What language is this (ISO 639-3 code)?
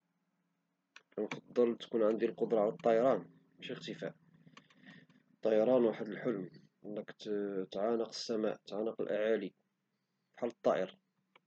ary